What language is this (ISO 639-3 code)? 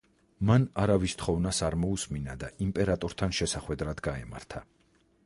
kat